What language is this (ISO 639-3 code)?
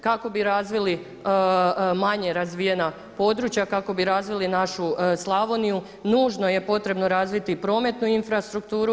hrv